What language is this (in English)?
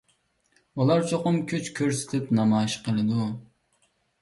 Uyghur